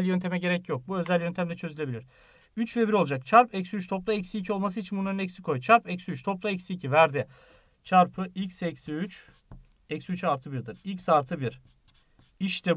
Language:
Turkish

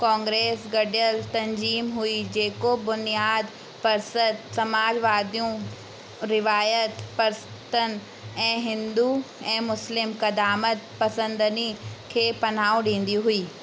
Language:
Sindhi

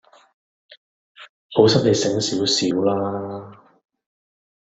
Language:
Cantonese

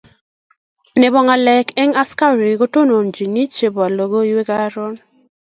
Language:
Kalenjin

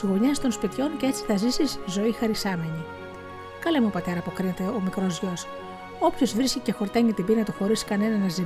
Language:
Greek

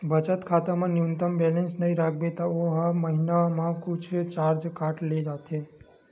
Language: Chhattisgarhi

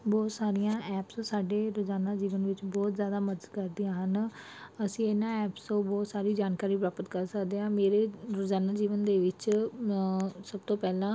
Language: Punjabi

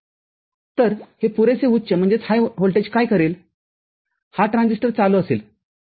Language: Marathi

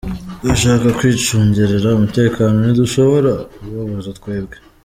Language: Kinyarwanda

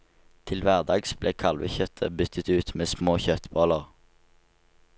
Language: Norwegian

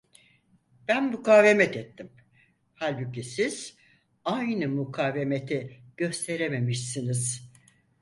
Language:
Turkish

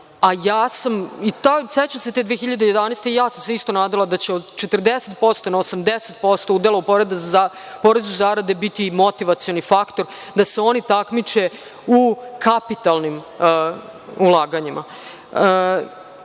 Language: Serbian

